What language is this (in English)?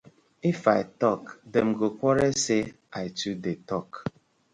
Nigerian Pidgin